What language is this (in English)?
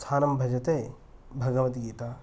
Sanskrit